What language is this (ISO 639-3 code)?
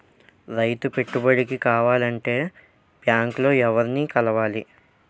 tel